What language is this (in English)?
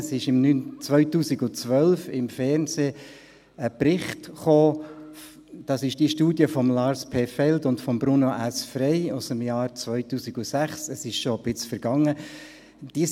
Swiss German